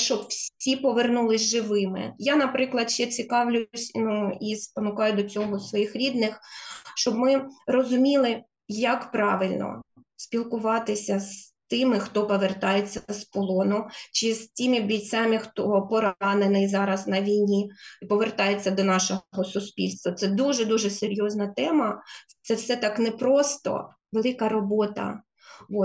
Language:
Ukrainian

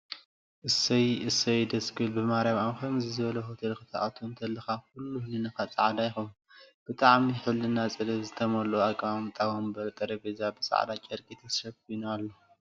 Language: Tigrinya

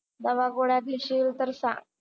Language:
Marathi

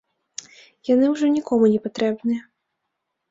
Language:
Belarusian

